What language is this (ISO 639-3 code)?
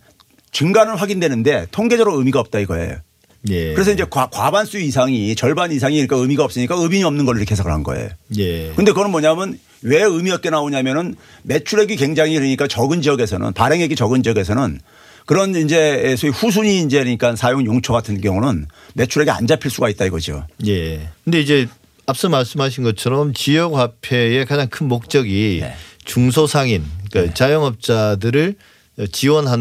kor